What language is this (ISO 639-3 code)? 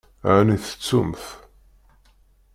kab